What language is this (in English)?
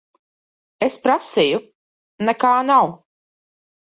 Latvian